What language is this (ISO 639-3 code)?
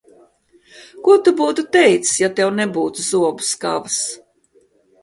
lav